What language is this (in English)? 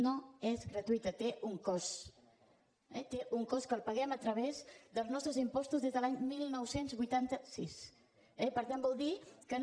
Catalan